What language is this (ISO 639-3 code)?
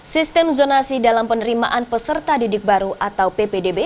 ind